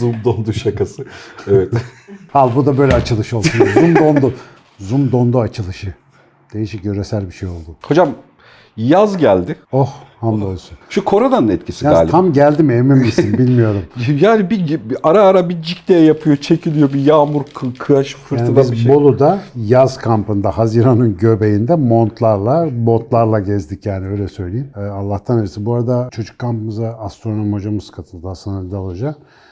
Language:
Turkish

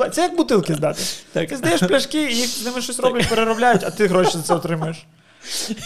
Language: Ukrainian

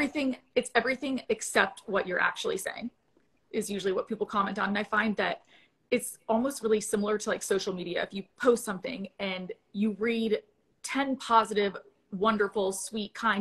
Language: English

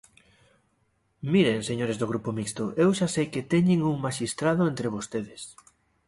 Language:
Galician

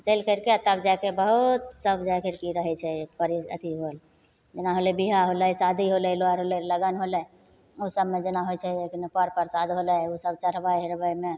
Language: Maithili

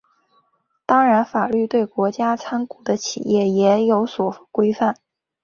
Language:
Chinese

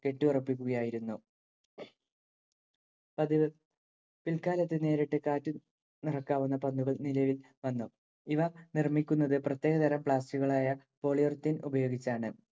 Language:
Malayalam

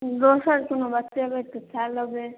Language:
Maithili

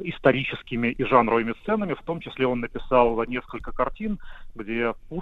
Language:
Russian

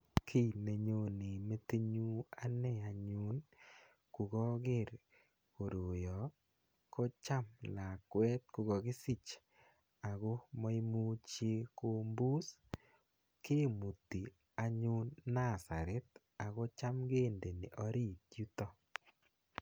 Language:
Kalenjin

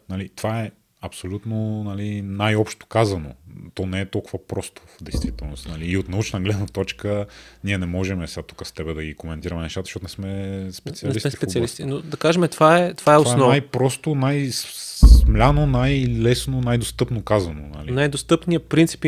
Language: Bulgarian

